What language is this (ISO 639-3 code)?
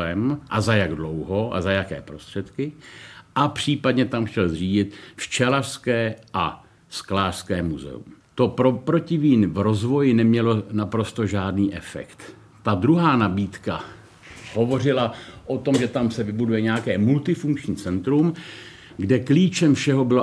ces